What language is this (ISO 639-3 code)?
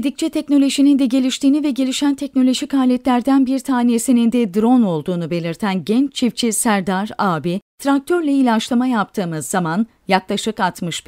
tur